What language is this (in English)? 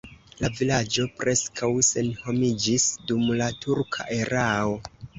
Esperanto